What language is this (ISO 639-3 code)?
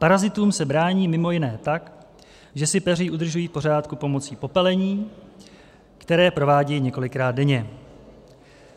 ces